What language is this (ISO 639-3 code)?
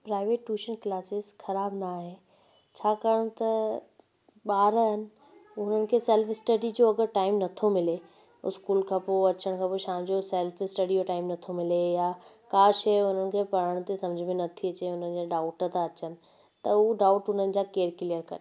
snd